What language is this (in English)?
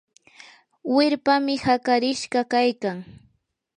Yanahuanca Pasco Quechua